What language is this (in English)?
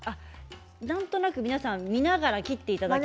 Japanese